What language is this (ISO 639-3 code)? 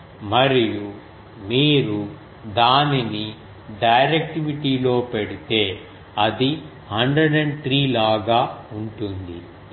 tel